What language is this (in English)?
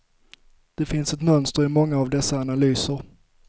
Swedish